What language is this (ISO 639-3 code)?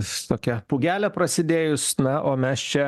lit